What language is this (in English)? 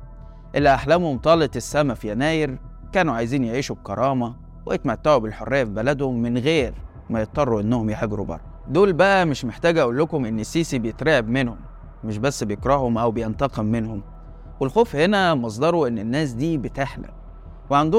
Arabic